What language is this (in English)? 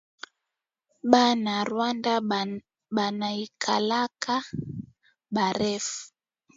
Swahili